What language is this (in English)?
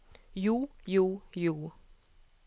Norwegian